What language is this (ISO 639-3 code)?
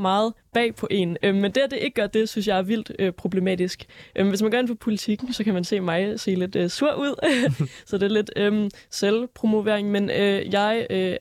dan